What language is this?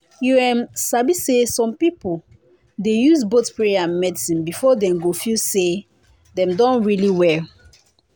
Nigerian Pidgin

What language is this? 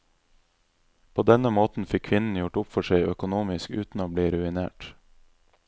Norwegian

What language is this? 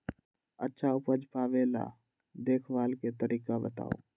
Magahi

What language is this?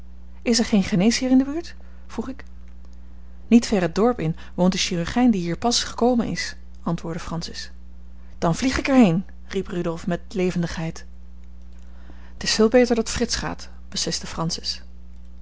Dutch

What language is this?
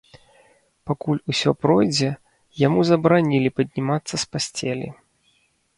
Belarusian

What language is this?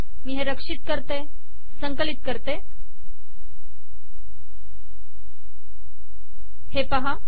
Marathi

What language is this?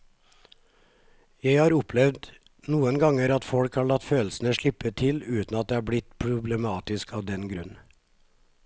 Norwegian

